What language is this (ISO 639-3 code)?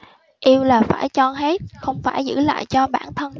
vie